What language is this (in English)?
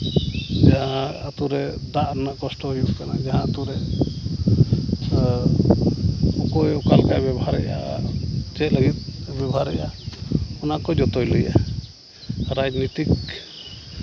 Santali